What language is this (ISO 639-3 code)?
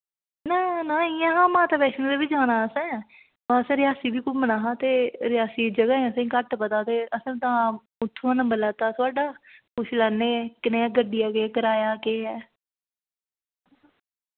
doi